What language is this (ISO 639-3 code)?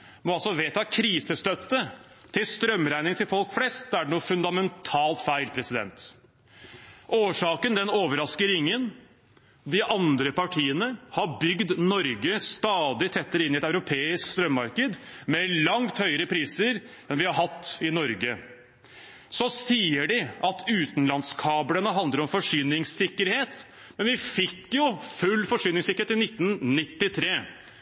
nob